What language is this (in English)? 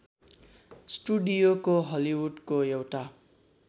Nepali